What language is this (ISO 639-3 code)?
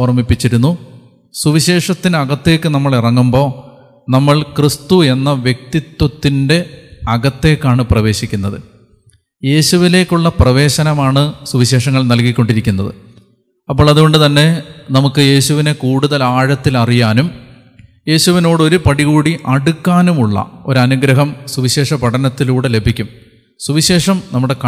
mal